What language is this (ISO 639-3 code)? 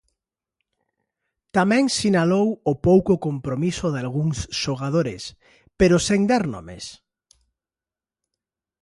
glg